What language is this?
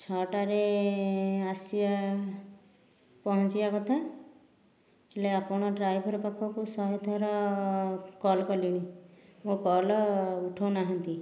Odia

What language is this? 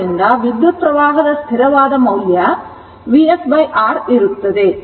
Kannada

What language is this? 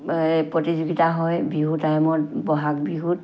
Assamese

